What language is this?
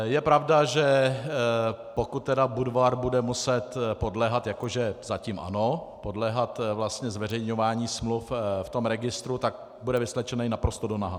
Czech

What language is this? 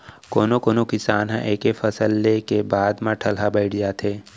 Chhattisgarhi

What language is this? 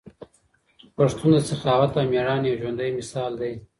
Pashto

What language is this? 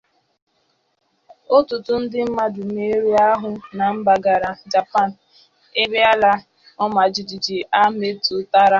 Igbo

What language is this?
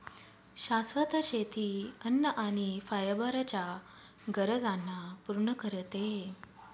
Marathi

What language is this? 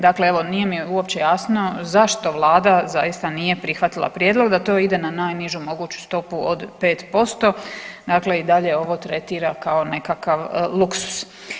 Croatian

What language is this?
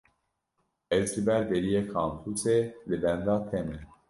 Kurdish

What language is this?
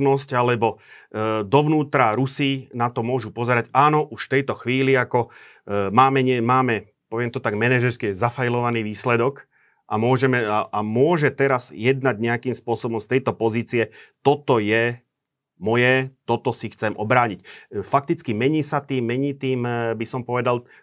Slovak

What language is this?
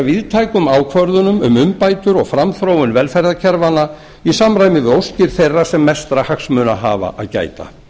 Icelandic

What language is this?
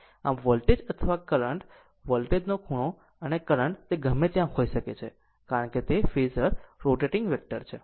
Gujarati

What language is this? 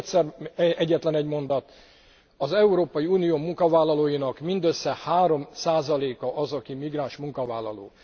Hungarian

